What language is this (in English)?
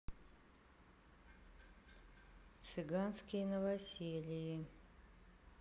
Russian